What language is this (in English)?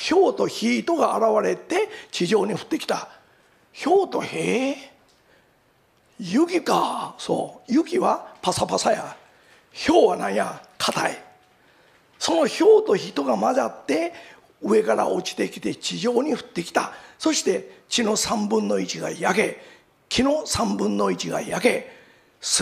Japanese